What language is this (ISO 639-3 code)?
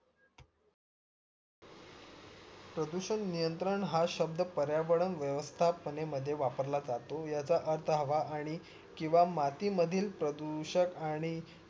mar